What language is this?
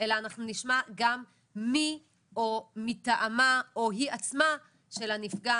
Hebrew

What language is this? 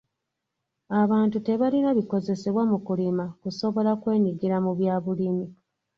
Ganda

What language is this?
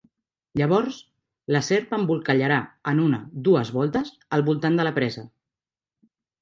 Catalan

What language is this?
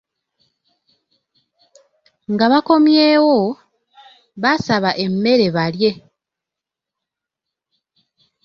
Ganda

